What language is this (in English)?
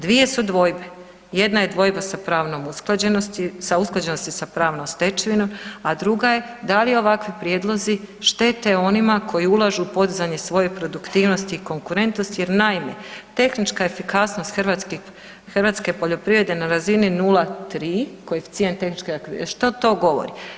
Croatian